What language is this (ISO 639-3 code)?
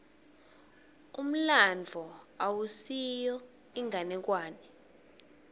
ssw